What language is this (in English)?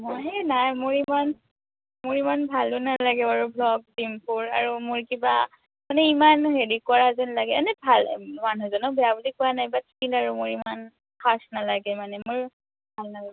Assamese